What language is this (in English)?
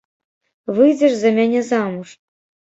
Belarusian